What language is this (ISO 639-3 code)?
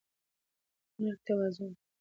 pus